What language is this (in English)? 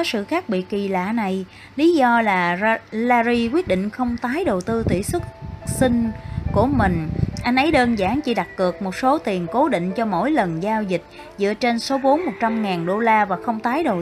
Vietnamese